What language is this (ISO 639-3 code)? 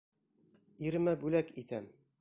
bak